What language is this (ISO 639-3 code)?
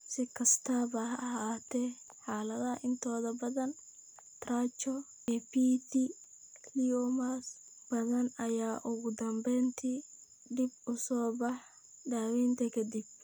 som